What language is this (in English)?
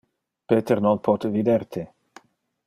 Interlingua